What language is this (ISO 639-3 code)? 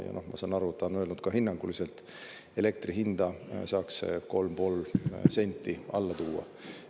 est